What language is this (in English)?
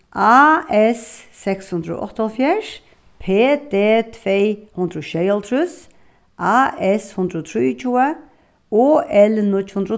Faroese